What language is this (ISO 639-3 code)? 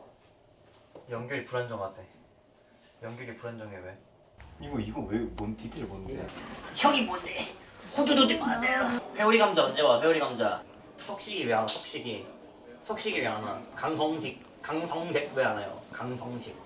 kor